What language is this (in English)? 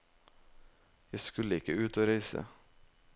Norwegian